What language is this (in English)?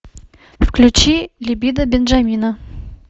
Russian